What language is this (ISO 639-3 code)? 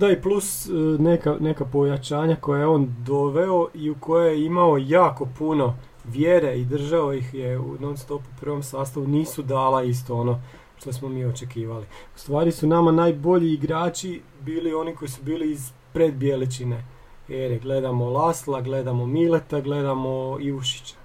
hrv